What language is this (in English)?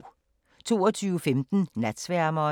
Danish